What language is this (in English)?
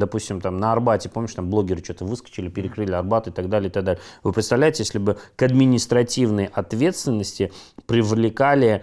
Russian